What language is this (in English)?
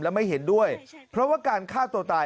Thai